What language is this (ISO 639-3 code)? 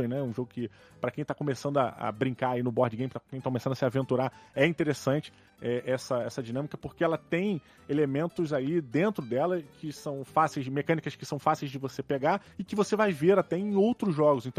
por